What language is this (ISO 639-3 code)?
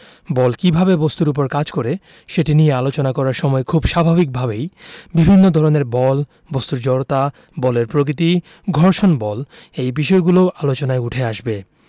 ben